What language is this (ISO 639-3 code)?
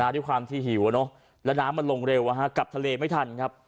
tha